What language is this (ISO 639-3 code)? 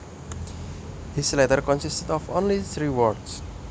jav